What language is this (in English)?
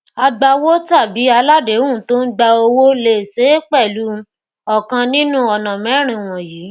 Yoruba